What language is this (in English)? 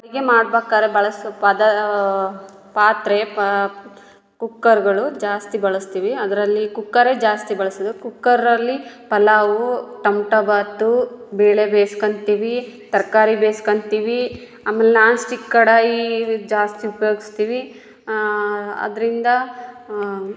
Kannada